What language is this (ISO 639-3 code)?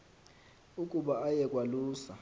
xho